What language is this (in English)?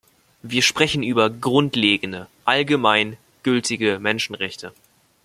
German